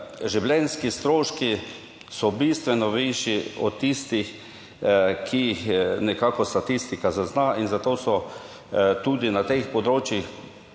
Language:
Slovenian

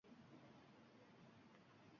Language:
Uzbek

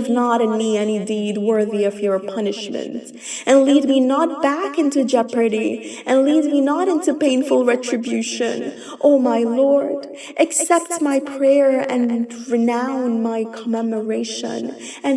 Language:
English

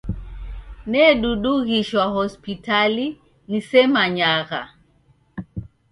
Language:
Taita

